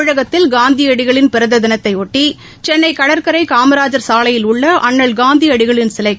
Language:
Tamil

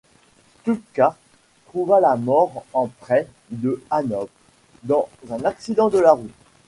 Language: French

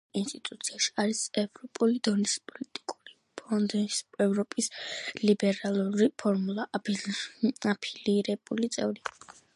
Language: Georgian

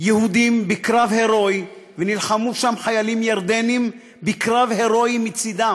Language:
Hebrew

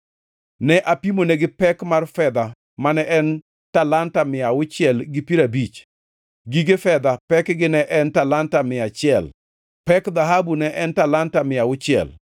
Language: Luo (Kenya and Tanzania)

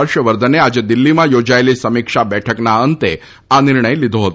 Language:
Gujarati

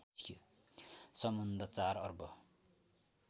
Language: Nepali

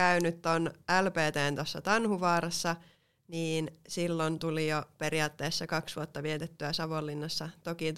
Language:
Finnish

